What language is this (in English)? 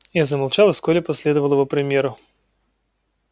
Russian